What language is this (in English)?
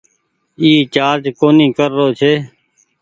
Goaria